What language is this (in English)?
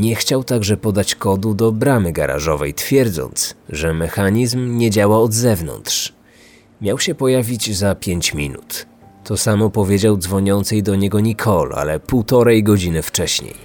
Polish